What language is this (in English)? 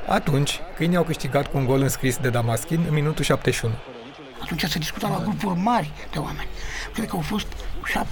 Romanian